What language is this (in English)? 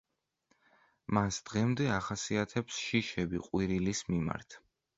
Georgian